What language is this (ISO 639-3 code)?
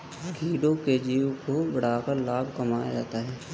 hin